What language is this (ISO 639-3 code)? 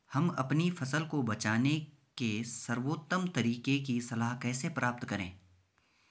hin